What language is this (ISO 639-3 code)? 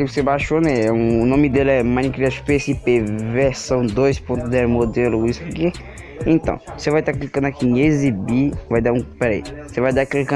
por